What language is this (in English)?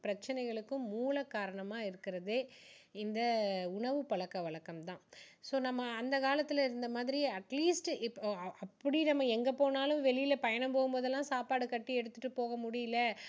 Tamil